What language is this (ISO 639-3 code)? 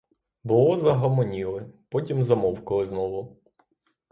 ukr